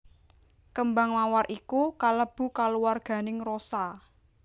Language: Javanese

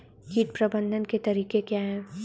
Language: Hindi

